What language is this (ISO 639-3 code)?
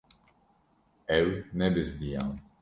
kur